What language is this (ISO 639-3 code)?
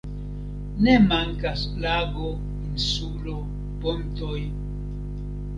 epo